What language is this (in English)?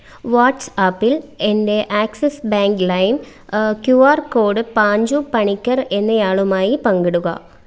Malayalam